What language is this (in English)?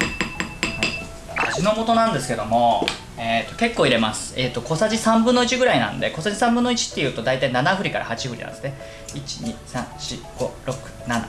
Japanese